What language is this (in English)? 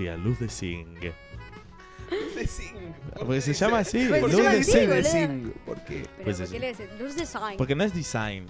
Spanish